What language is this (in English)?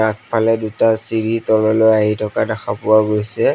Assamese